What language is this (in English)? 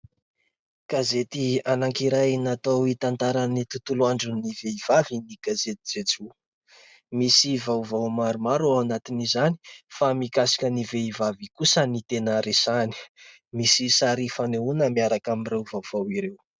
Malagasy